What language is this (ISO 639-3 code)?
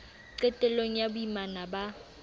sot